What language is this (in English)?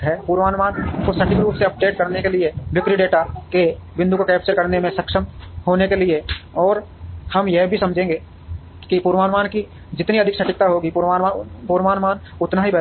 Hindi